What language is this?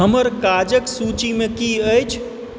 Maithili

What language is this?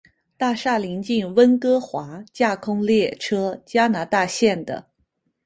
Chinese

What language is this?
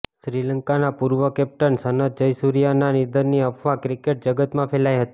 Gujarati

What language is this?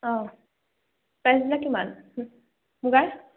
Assamese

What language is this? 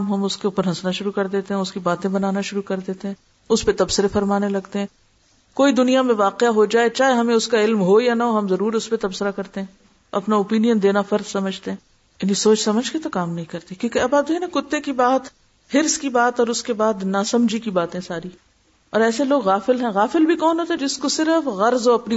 Urdu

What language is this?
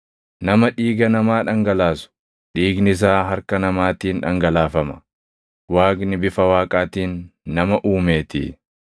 Oromo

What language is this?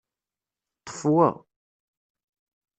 Kabyle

